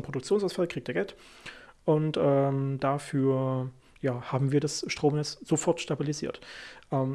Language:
German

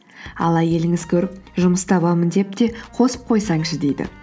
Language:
Kazakh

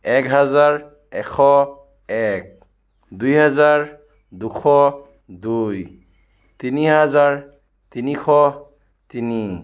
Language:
Assamese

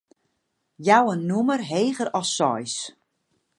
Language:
Western Frisian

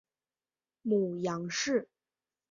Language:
Chinese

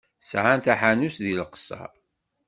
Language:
Kabyle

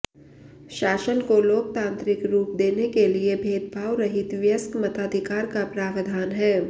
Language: Hindi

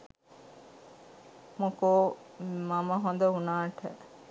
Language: Sinhala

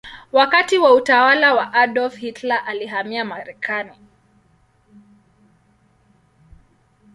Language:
Swahili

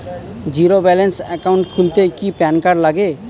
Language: Bangla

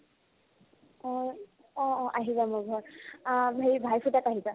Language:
Assamese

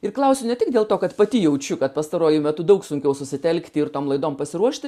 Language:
Lithuanian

